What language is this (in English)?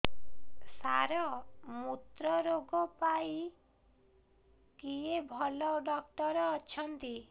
Odia